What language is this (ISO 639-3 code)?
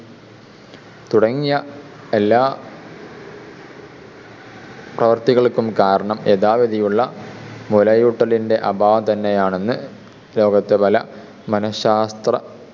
mal